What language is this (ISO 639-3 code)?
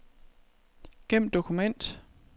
dan